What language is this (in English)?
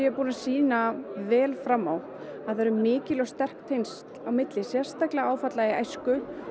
Icelandic